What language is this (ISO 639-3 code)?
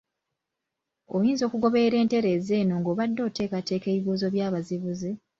lug